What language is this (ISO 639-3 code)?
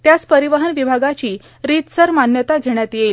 mar